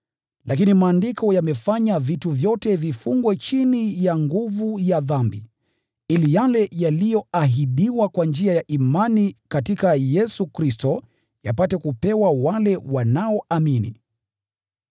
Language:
Swahili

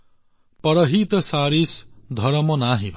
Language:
Assamese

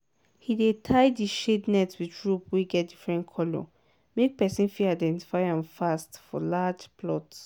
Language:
Nigerian Pidgin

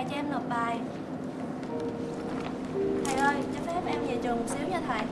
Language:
Vietnamese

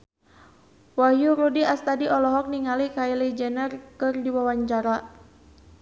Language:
Sundanese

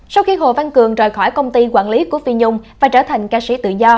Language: Vietnamese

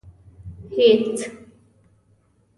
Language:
Pashto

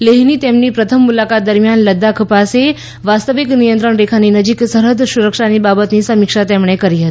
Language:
Gujarati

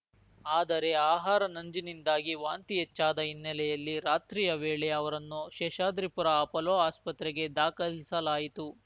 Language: Kannada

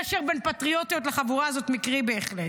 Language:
Hebrew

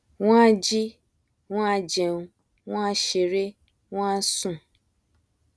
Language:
Yoruba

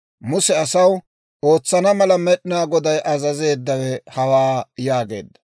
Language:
Dawro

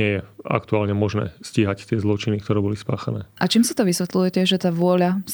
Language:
Slovak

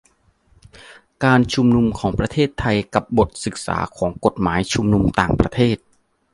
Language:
Thai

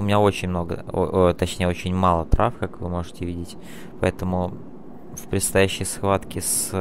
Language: Russian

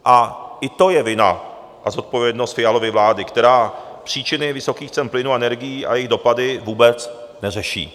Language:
Czech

